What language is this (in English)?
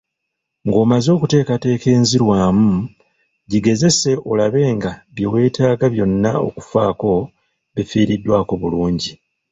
Ganda